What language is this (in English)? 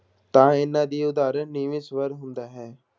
Punjabi